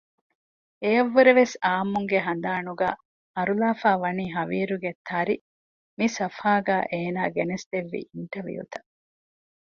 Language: Divehi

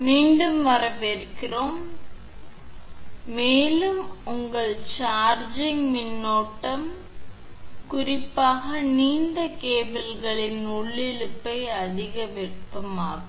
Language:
Tamil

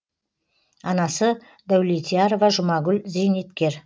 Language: Kazakh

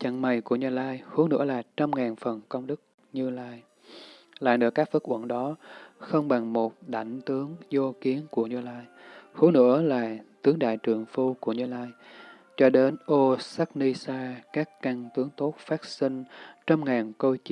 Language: Vietnamese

